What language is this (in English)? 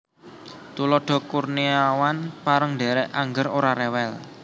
Javanese